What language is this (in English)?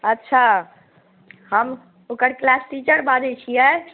Maithili